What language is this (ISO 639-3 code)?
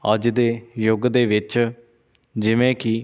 pan